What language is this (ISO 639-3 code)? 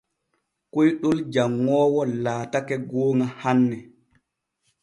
fue